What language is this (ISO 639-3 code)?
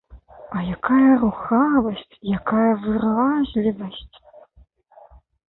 bel